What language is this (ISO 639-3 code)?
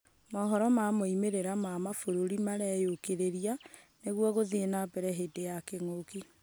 kik